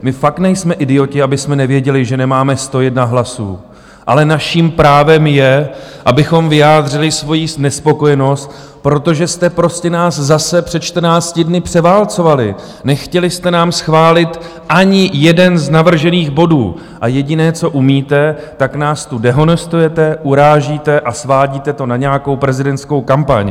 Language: Czech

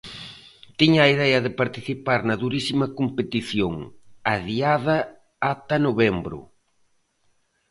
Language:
Galician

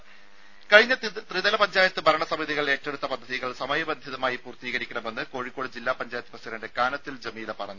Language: Malayalam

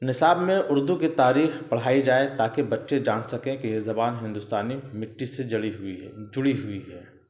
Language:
Urdu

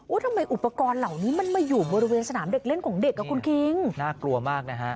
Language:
Thai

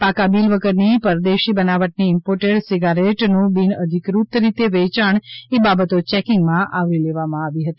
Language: Gujarati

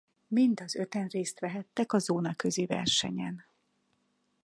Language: Hungarian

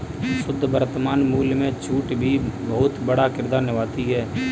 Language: Hindi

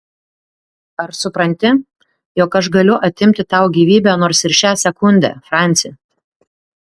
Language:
Lithuanian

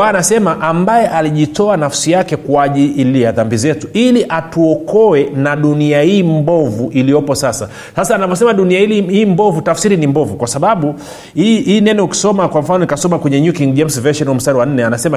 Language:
Swahili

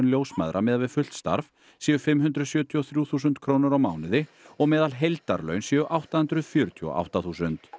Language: Icelandic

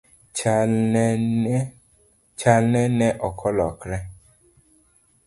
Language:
Luo (Kenya and Tanzania)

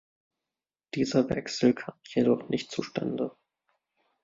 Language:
German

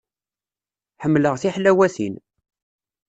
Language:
Kabyle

